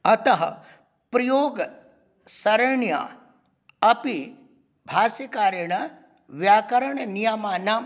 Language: Sanskrit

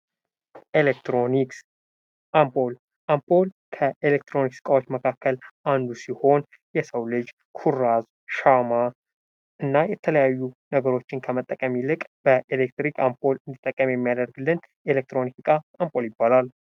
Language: Amharic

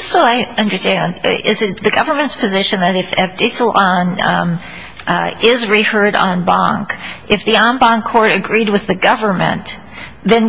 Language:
English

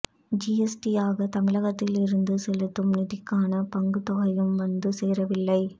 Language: Tamil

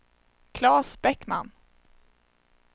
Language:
Swedish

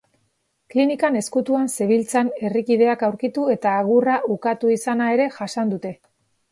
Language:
Basque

